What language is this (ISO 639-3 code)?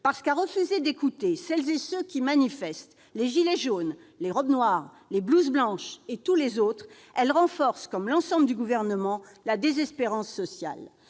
fra